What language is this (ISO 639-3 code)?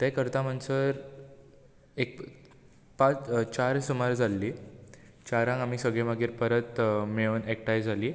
kok